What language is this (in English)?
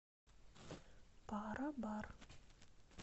Russian